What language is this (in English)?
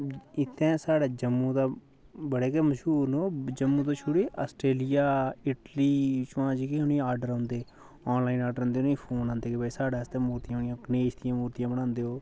Dogri